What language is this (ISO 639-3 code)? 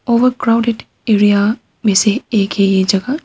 hin